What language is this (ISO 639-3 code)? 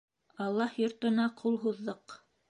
bak